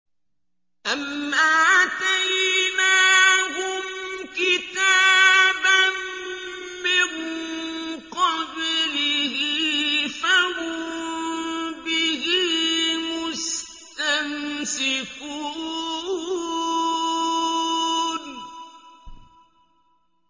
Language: Arabic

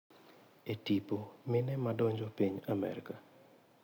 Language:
Luo (Kenya and Tanzania)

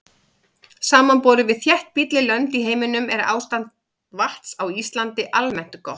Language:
Icelandic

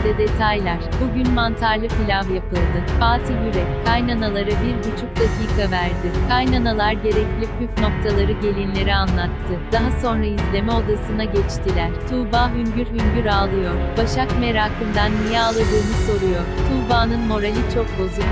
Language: Turkish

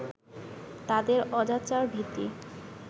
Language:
Bangla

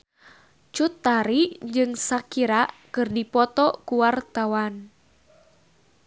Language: Sundanese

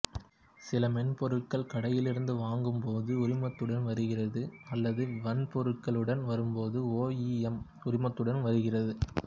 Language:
Tamil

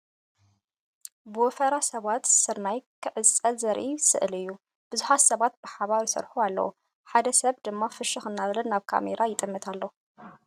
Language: Tigrinya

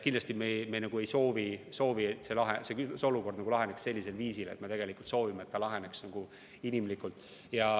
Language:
Estonian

